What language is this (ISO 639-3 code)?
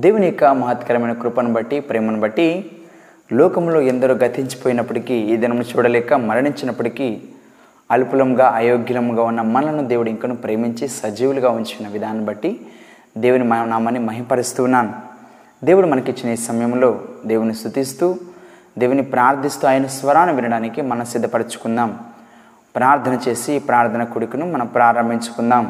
tel